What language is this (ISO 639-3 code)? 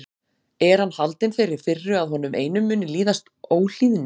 isl